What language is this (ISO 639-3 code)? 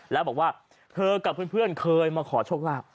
tha